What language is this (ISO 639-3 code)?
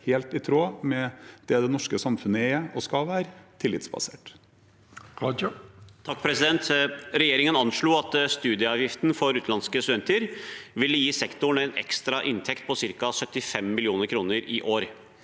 nor